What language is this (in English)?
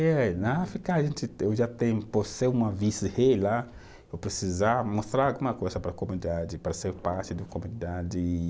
Portuguese